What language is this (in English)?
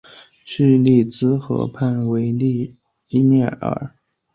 Chinese